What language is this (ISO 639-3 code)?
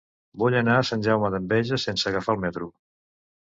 cat